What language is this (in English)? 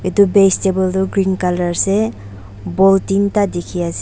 Naga Pidgin